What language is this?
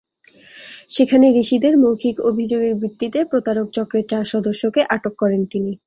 Bangla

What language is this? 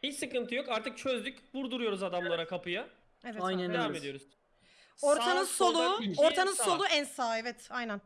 Turkish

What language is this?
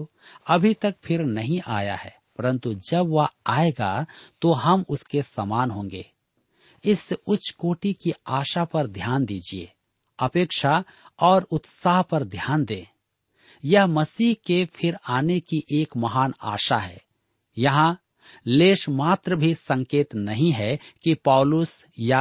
Hindi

